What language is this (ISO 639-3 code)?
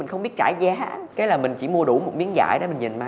vie